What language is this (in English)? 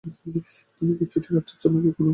Bangla